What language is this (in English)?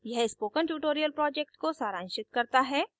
Hindi